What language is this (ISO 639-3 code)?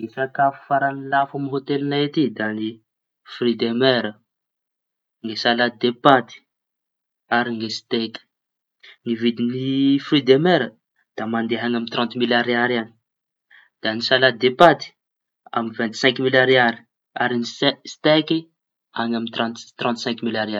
txy